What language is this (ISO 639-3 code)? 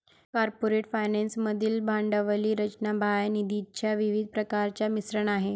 mar